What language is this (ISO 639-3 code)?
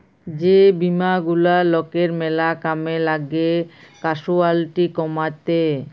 ben